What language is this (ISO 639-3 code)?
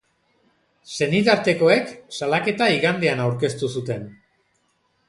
eus